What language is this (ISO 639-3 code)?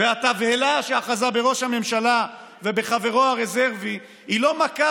heb